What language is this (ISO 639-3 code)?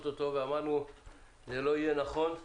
heb